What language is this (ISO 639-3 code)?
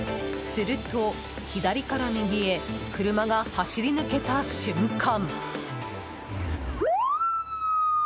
jpn